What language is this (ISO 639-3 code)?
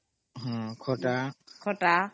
ori